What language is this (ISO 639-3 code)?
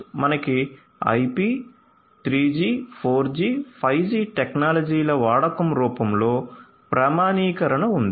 tel